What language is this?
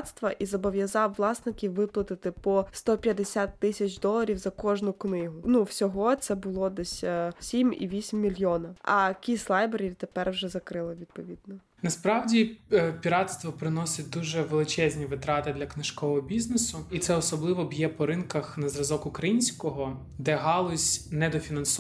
Ukrainian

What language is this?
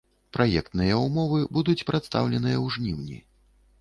Belarusian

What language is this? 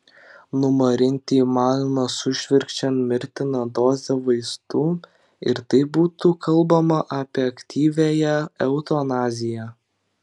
Lithuanian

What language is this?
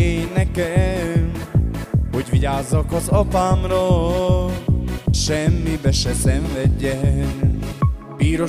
Hungarian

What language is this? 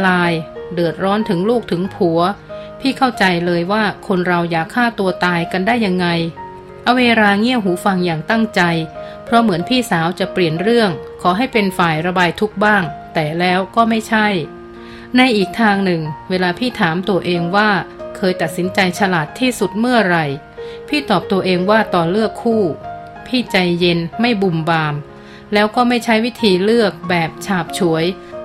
Thai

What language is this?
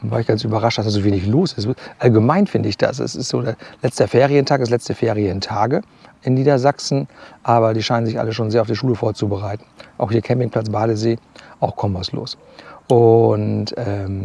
German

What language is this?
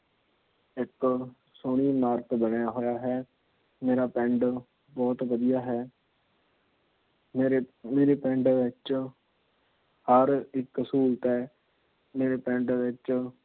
Punjabi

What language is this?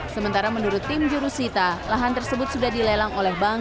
Indonesian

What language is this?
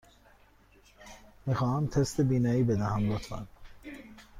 Persian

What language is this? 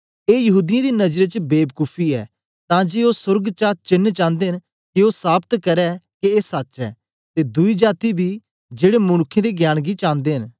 Dogri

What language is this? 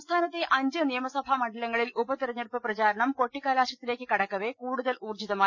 Malayalam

